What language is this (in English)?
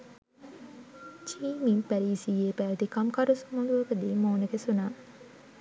Sinhala